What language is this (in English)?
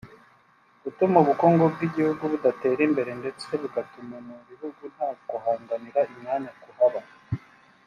Kinyarwanda